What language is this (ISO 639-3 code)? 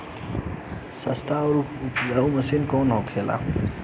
bho